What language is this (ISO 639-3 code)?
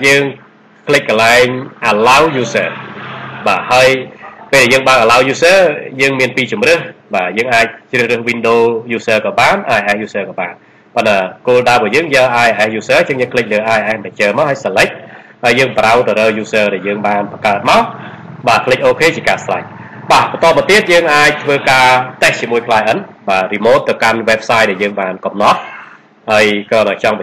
vie